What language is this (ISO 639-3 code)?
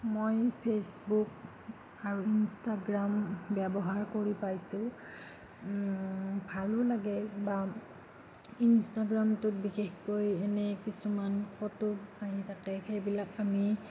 asm